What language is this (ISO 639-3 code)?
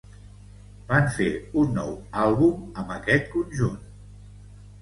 cat